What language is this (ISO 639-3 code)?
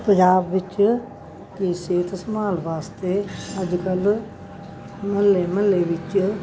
pan